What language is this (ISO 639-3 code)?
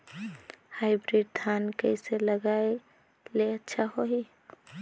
hne